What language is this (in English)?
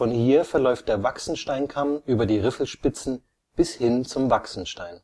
German